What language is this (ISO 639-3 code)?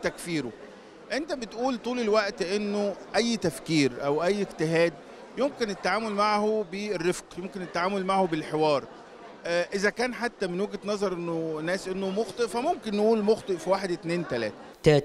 ara